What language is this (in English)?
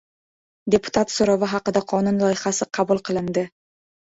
Uzbek